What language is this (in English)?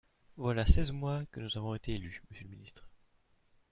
French